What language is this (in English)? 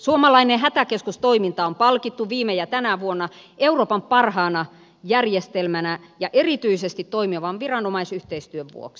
Finnish